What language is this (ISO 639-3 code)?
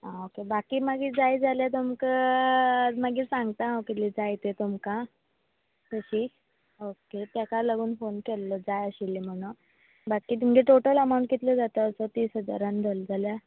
kok